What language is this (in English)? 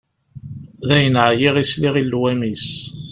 Kabyle